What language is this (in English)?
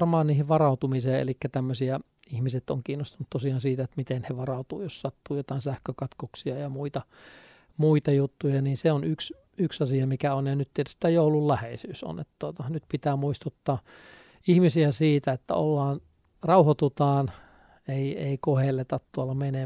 Finnish